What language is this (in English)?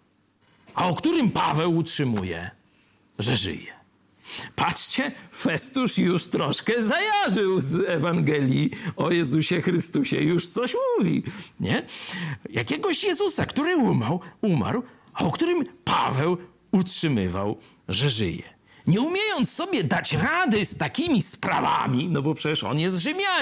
Polish